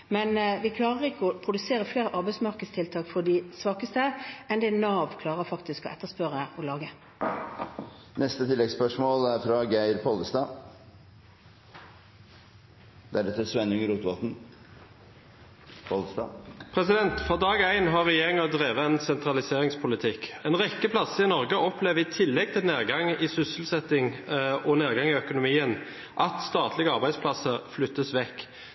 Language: Norwegian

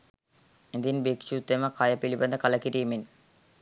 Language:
Sinhala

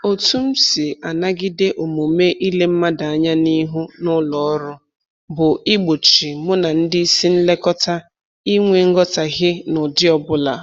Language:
Igbo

